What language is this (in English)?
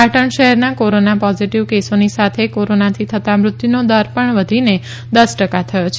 Gujarati